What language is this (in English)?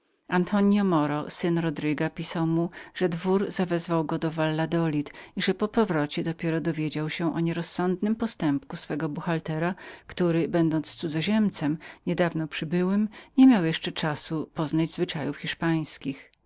Polish